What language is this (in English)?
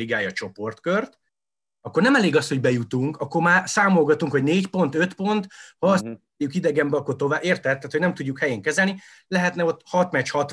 Hungarian